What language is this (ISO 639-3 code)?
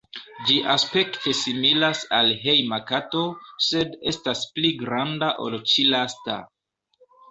epo